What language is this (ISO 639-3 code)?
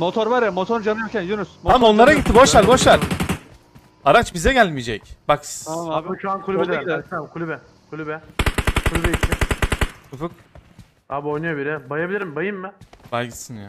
tur